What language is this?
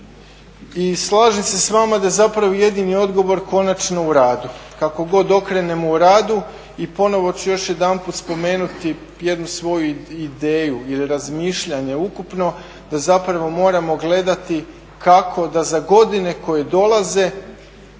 Croatian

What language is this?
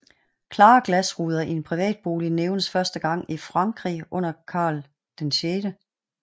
Danish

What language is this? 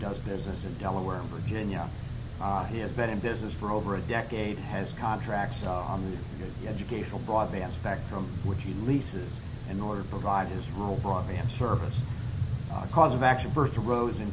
English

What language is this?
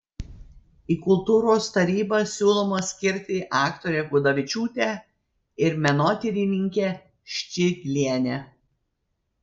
Lithuanian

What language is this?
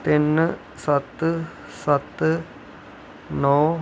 Dogri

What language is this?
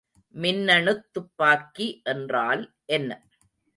Tamil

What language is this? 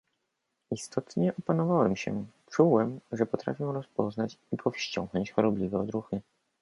Polish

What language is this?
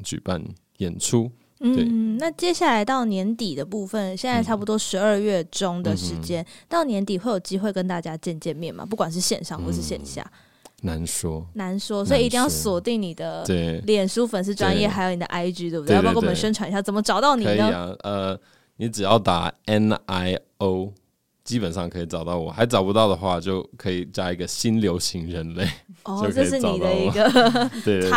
Chinese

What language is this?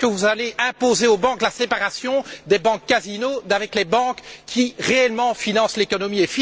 French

